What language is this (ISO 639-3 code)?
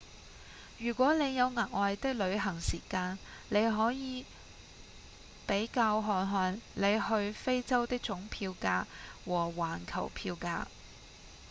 yue